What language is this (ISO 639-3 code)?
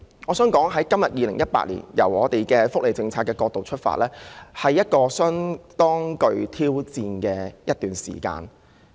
yue